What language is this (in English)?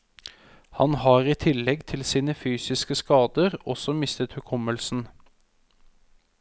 Norwegian